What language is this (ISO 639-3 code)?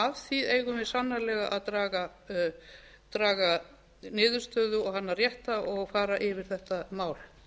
isl